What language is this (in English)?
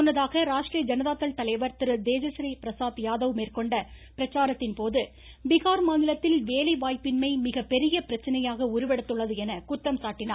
Tamil